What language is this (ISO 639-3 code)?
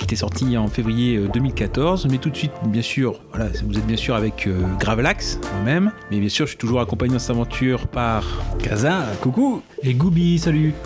fra